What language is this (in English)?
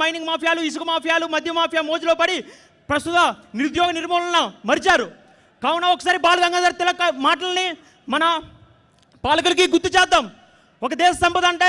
Indonesian